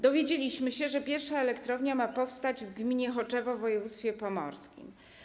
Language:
Polish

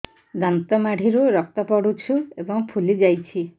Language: Odia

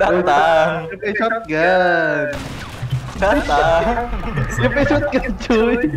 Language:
Indonesian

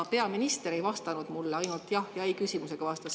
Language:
Estonian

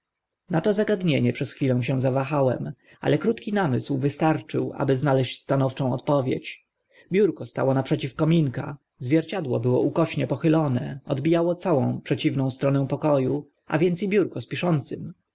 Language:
Polish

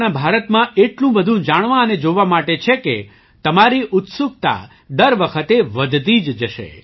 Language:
Gujarati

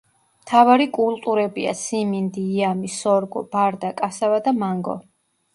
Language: Georgian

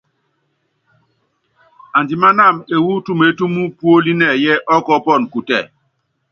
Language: Yangben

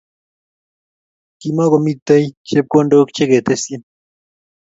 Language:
Kalenjin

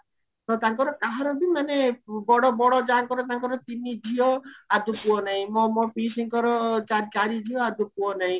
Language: Odia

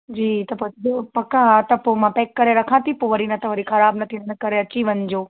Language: Sindhi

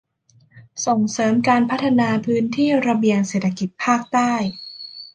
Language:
Thai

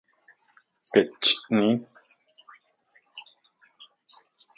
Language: Central Puebla Nahuatl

